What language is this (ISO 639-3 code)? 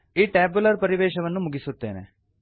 kan